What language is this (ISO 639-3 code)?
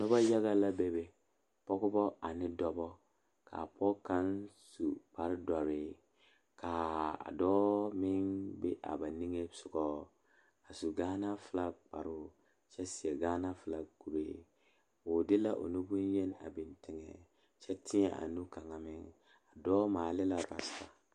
dga